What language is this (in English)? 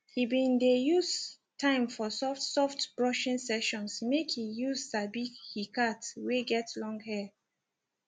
Nigerian Pidgin